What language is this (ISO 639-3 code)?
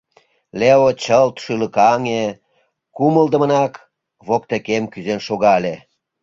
chm